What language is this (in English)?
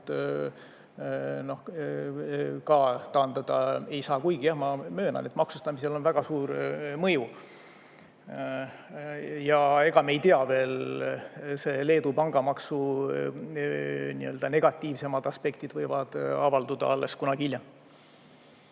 Estonian